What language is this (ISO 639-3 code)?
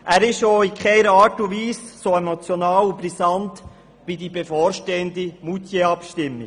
gsw